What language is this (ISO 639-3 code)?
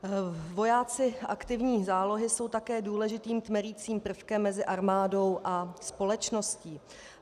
ces